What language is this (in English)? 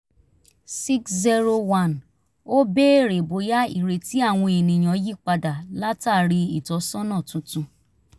Yoruba